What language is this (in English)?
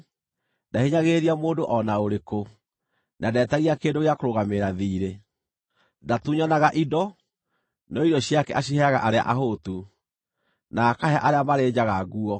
Kikuyu